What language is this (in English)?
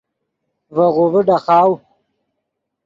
Yidgha